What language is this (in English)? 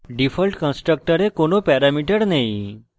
Bangla